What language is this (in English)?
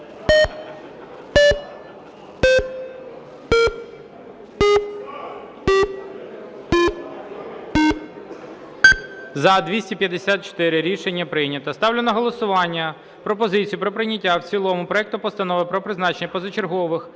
Ukrainian